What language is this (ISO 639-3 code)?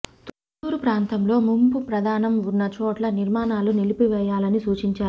tel